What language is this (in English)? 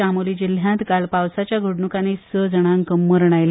Konkani